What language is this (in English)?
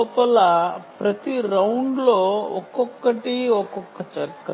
Telugu